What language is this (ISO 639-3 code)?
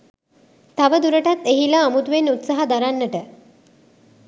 sin